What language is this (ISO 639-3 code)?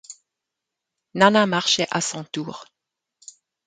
fra